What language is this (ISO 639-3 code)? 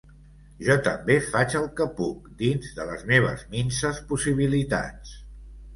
cat